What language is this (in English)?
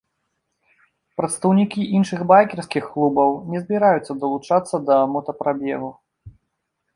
Belarusian